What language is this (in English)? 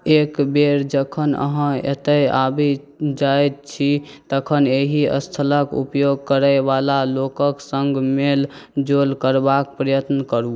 Maithili